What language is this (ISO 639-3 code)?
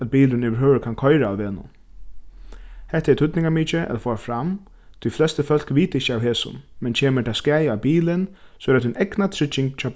fao